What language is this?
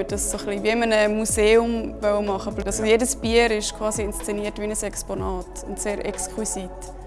German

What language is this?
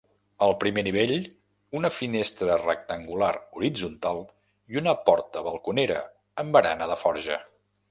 Catalan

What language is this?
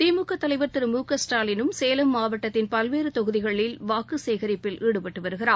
Tamil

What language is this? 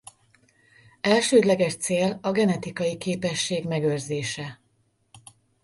Hungarian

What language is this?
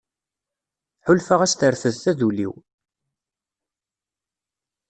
Kabyle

